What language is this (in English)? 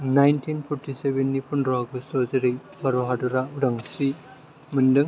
Bodo